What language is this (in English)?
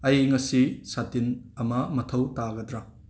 Manipuri